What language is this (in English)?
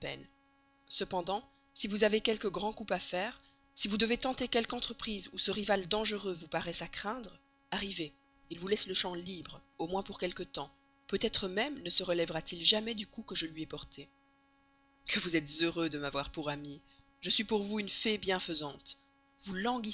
French